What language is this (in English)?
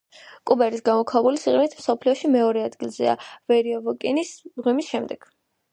Georgian